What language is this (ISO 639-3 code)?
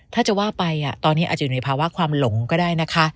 tha